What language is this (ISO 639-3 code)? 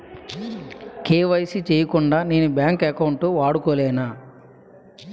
tel